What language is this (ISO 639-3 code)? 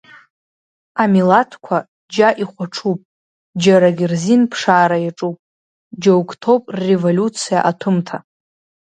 abk